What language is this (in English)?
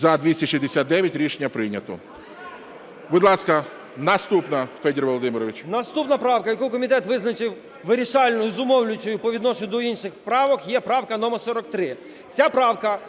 Ukrainian